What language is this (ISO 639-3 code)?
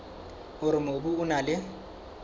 sot